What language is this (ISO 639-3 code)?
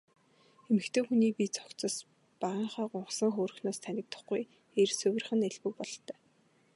mon